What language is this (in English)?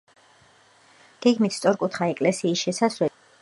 Georgian